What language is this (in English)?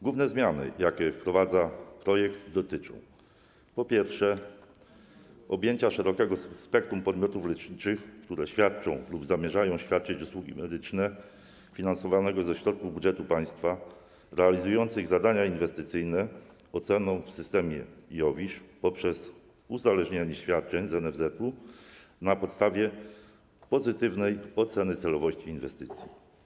Polish